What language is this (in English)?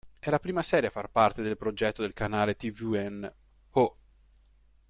Italian